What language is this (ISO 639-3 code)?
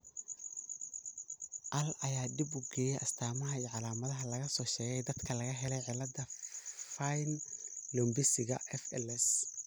som